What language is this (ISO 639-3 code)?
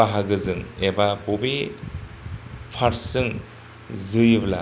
brx